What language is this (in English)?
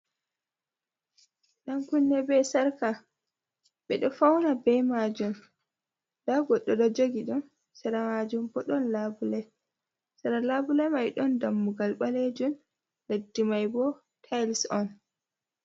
Fula